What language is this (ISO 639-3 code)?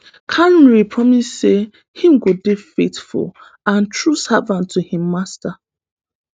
pcm